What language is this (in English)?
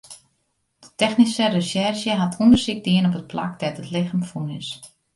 Western Frisian